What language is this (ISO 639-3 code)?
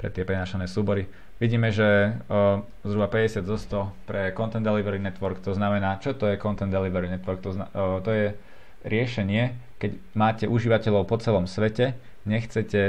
slk